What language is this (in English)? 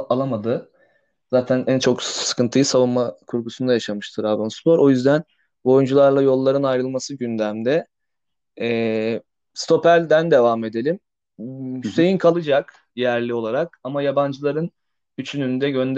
Turkish